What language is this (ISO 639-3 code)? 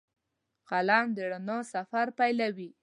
pus